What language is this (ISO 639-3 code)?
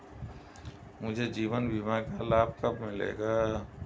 hin